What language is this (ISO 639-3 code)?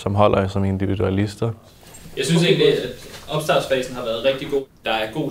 dan